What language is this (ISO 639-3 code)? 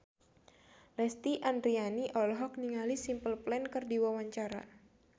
sun